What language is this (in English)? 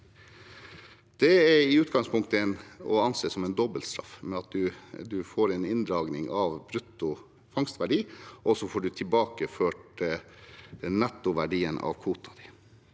Norwegian